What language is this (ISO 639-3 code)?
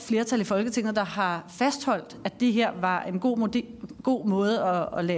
dan